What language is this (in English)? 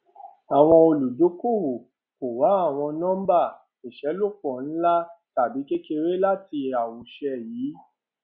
Yoruba